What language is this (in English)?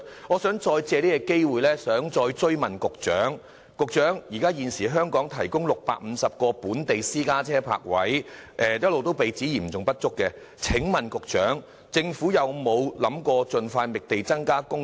Cantonese